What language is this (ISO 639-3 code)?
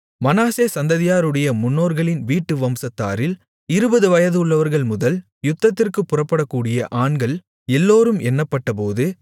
tam